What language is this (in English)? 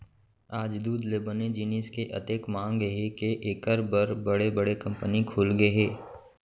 Chhattisgarhi